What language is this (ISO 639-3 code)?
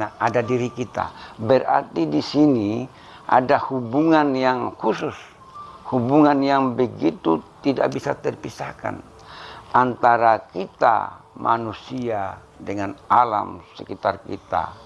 ind